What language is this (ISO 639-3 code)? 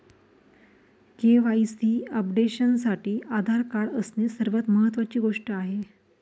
mar